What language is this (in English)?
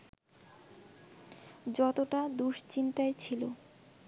Bangla